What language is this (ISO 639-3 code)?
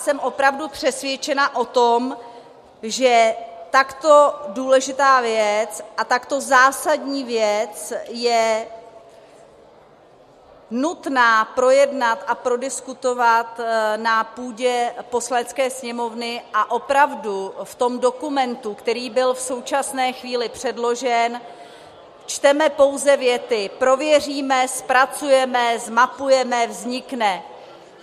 ces